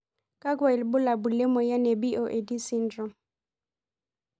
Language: Masai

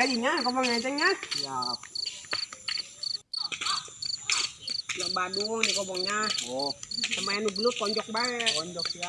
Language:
Indonesian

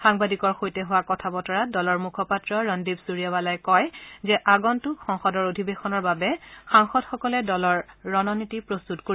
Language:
Assamese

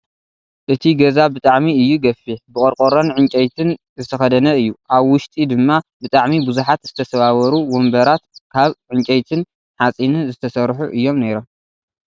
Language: Tigrinya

